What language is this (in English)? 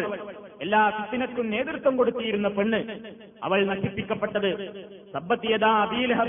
Malayalam